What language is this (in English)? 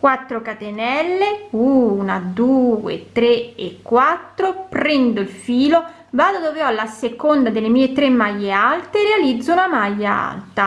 Italian